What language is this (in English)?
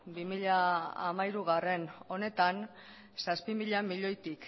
Basque